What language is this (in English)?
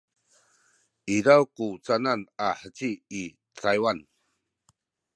Sakizaya